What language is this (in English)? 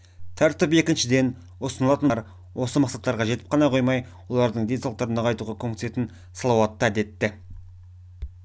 Kazakh